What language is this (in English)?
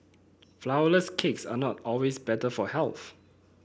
English